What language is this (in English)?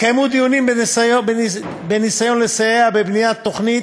Hebrew